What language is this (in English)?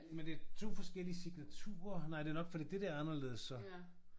Danish